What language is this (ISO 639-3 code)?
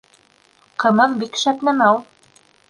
bak